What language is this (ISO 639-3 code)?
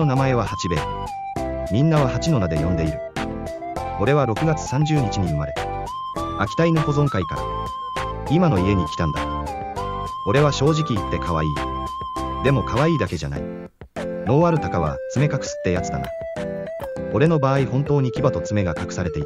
jpn